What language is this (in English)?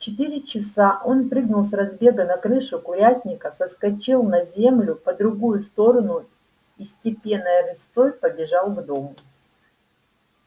Russian